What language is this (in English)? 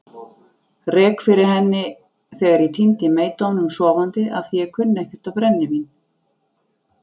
Icelandic